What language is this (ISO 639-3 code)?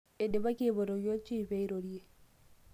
mas